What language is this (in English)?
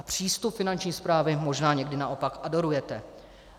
Czech